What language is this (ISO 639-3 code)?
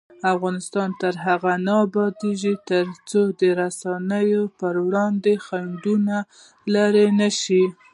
pus